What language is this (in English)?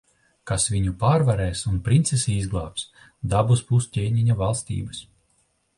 Latvian